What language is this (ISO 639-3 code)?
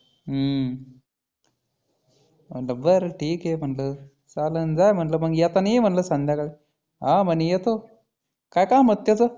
mar